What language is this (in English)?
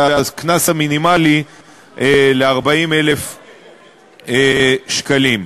Hebrew